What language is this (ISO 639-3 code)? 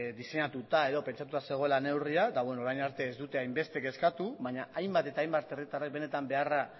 eus